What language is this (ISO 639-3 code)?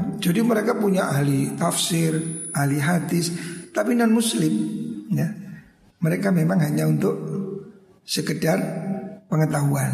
ind